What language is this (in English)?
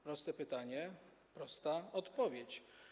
Polish